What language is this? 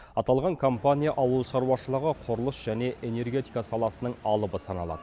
Kazakh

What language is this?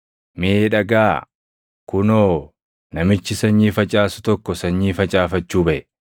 Oromo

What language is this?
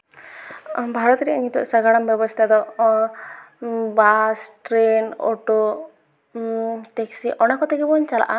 Santali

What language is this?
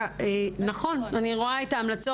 Hebrew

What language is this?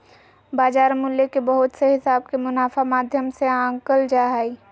Magahi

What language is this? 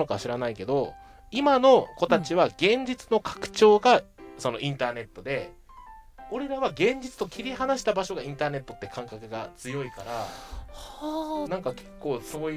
Japanese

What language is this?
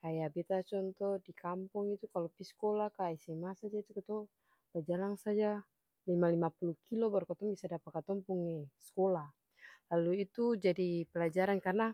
Ambonese Malay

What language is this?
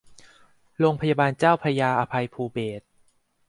Thai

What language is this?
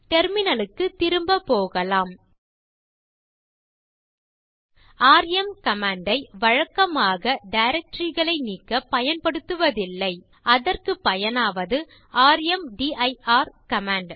Tamil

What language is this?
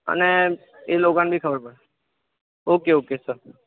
Gujarati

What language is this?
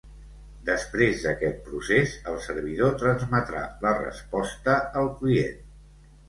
Catalan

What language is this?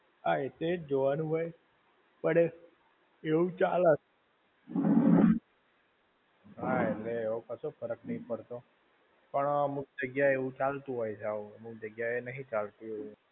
Gujarati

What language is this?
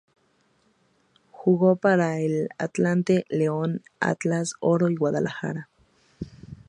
Spanish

